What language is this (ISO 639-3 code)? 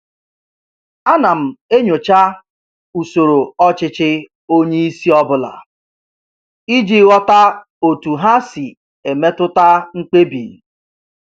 ibo